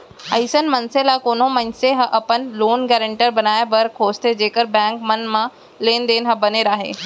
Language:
Chhattisgarhi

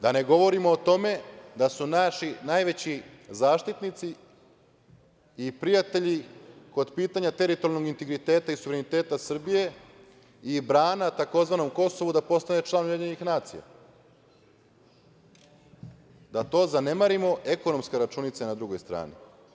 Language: Serbian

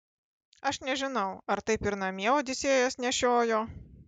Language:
Lithuanian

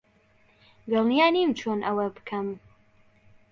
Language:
Central Kurdish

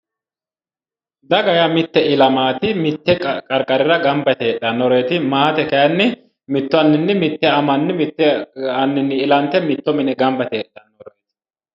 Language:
Sidamo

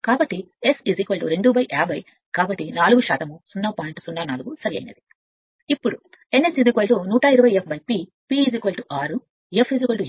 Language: Telugu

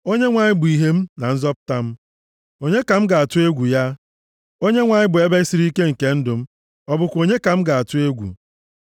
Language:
Igbo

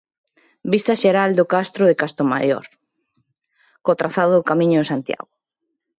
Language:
Galician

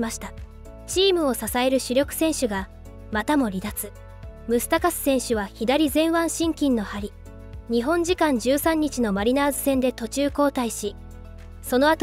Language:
Japanese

